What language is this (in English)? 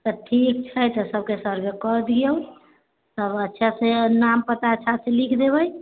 Maithili